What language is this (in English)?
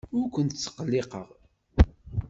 Kabyle